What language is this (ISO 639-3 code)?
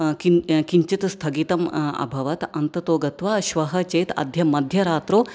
san